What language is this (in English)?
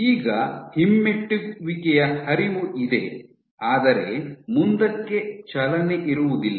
Kannada